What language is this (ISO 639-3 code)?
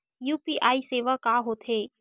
hne